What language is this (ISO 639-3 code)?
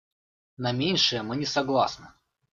rus